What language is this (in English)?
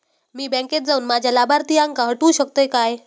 Marathi